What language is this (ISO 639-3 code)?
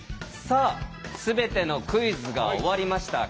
jpn